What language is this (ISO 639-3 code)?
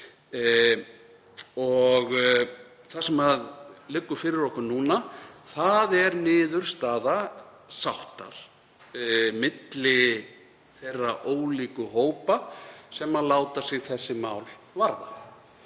isl